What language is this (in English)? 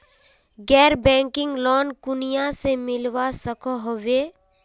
Magahi